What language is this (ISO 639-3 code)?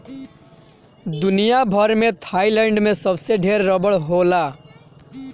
bho